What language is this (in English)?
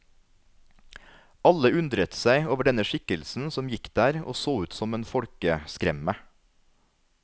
Norwegian